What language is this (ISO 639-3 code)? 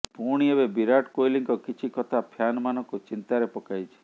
ori